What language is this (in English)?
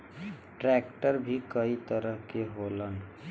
Bhojpuri